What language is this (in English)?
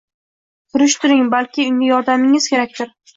Uzbek